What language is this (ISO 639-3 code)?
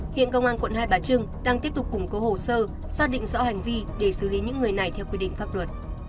vie